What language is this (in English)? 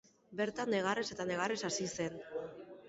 Basque